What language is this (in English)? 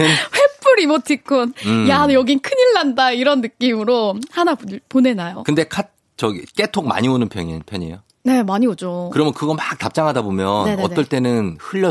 Korean